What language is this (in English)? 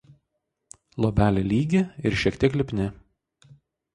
Lithuanian